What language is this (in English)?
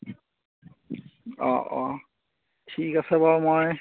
Assamese